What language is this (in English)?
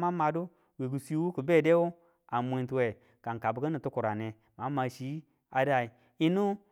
Tula